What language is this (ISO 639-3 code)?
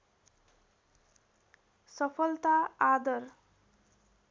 nep